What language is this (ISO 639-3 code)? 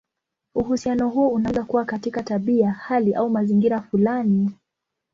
swa